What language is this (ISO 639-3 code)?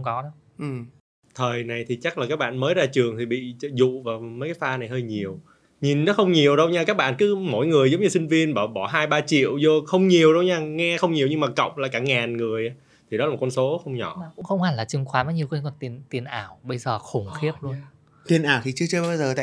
vie